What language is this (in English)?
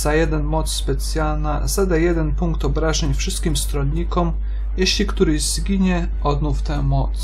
Polish